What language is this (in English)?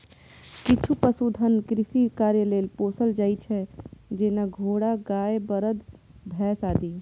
Maithili